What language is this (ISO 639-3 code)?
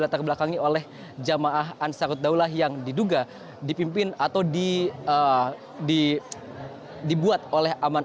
ind